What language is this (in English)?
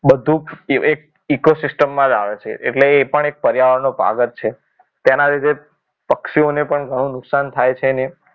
Gujarati